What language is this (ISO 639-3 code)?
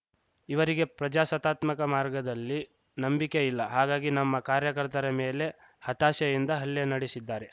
kan